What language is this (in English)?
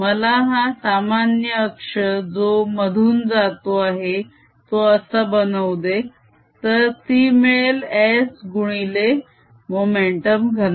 Marathi